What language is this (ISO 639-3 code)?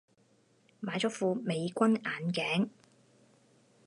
yue